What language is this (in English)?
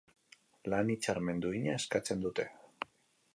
Basque